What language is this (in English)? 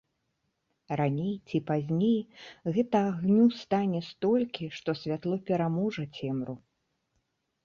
Belarusian